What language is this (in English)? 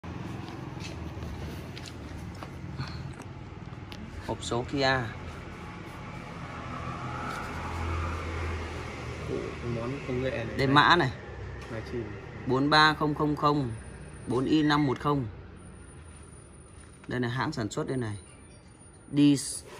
Vietnamese